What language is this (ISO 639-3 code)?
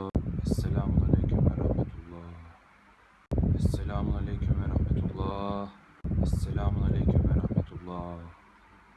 tur